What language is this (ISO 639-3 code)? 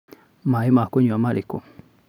kik